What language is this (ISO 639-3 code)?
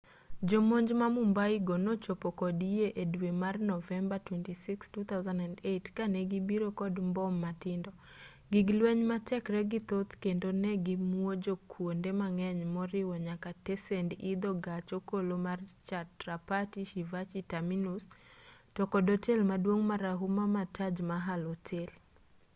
luo